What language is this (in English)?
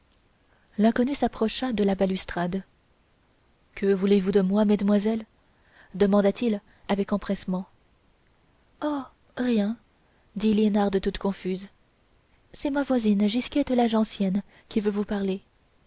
French